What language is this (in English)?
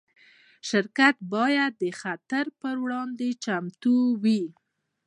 Pashto